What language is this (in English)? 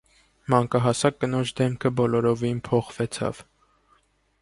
Armenian